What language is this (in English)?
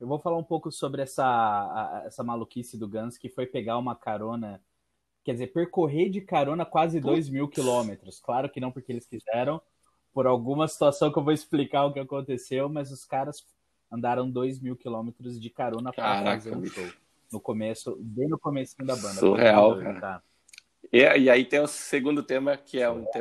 Portuguese